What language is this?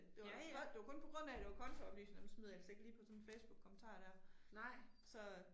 Danish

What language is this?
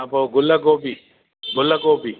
Sindhi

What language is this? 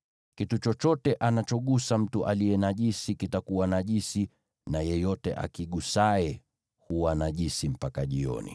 Swahili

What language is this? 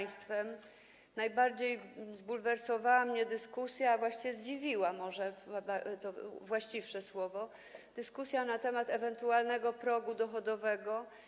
Polish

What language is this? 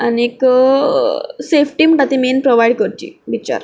Konkani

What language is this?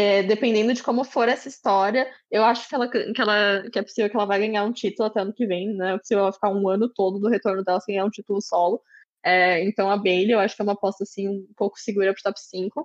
Portuguese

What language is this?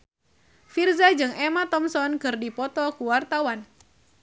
Sundanese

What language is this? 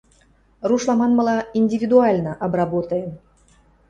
Western Mari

